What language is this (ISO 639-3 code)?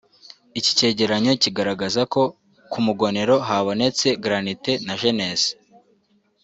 kin